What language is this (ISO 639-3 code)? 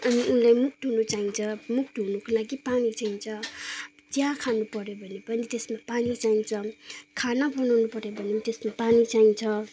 nep